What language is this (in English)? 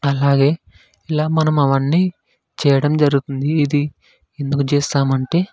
Telugu